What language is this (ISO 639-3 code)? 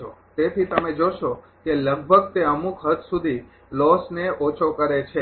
guj